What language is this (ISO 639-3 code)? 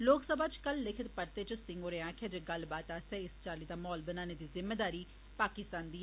doi